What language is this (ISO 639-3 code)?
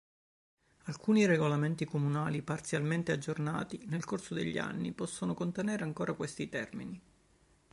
ita